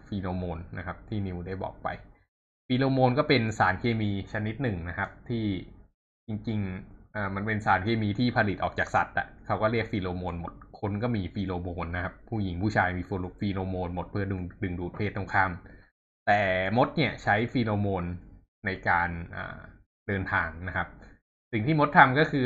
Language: Thai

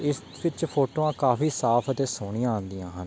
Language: Punjabi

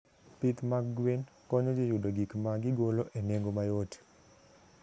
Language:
Luo (Kenya and Tanzania)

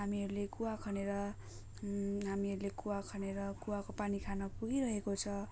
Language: Nepali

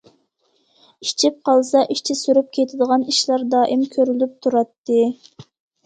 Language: Uyghur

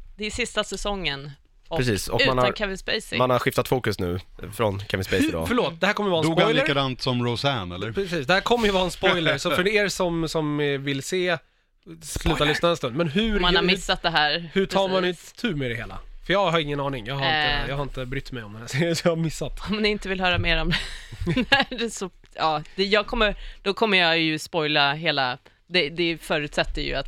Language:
Swedish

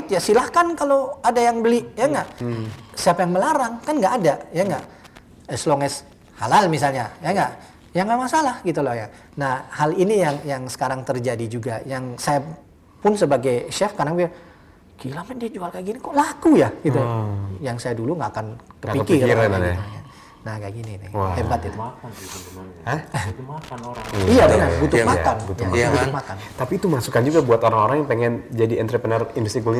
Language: Indonesian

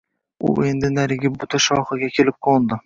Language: Uzbek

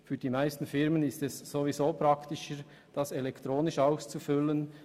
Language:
Swiss German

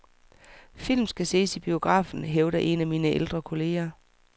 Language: Danish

